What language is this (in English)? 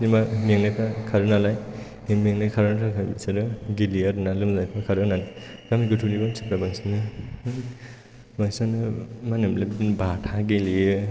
Bodo